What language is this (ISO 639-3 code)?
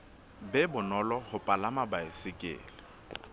sot